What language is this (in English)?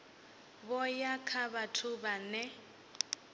Venda